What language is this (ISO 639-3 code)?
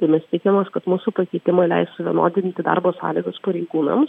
lit